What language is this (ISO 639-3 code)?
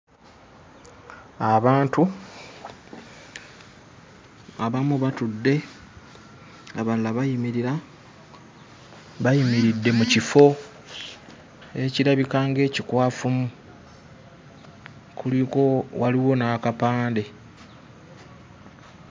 lug